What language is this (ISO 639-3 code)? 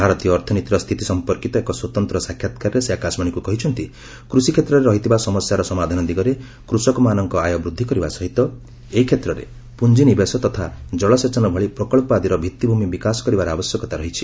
ori